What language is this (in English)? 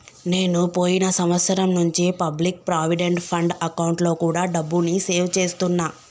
Telugu